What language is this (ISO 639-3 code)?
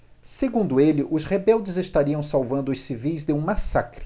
por